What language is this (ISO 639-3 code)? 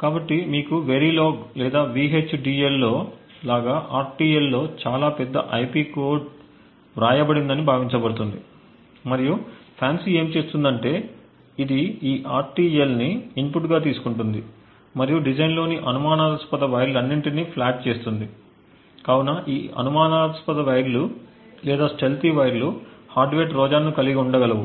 tel